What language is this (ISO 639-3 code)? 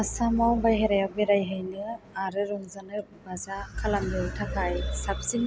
brx